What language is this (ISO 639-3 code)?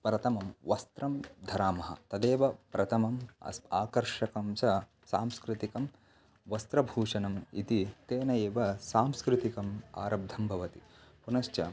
san